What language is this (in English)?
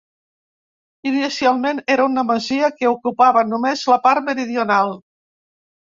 Catalan